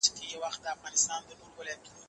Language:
Pashto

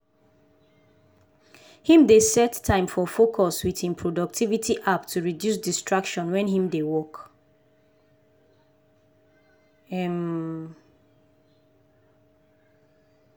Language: Nigerian Pidgin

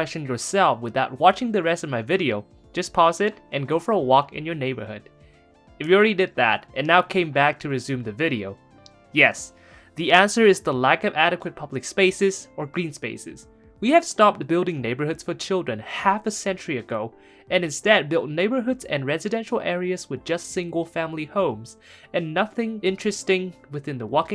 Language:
English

